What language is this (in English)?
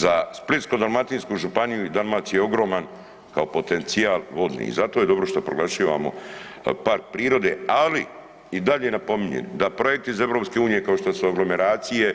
Croatian